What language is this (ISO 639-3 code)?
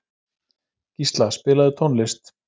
isl